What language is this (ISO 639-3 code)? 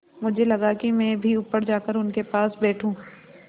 hin